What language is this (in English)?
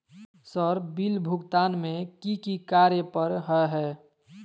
Magahi